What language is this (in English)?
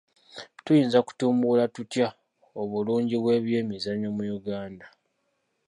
Ganda